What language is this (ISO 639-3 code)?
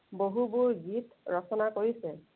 asm